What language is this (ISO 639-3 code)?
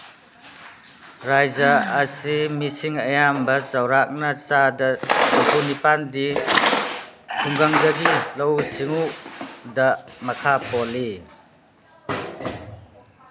mni